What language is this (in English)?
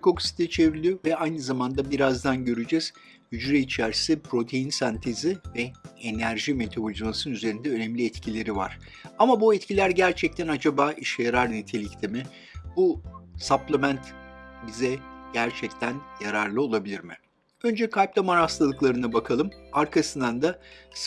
Turkish